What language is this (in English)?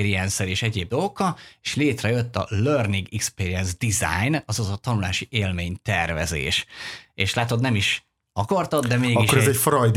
Hungarian